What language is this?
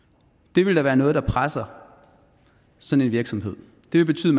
Danish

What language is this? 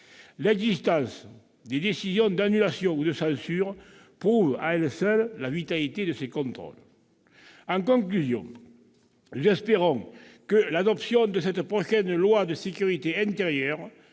French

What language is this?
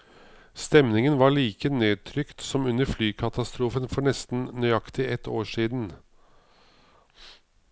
Norwegian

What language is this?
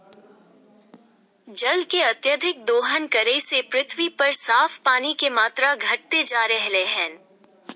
Magahi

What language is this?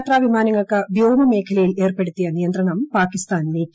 Malayalam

